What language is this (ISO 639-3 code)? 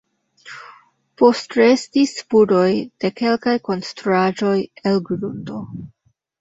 epo